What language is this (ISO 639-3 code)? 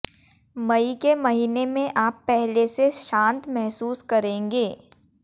hin